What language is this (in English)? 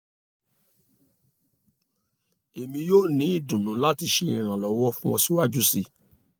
Yoruba